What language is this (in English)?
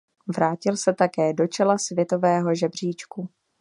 Czech